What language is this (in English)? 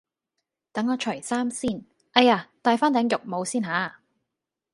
Cantonese